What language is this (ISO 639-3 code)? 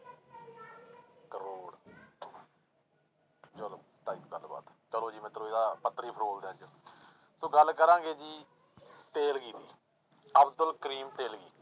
pan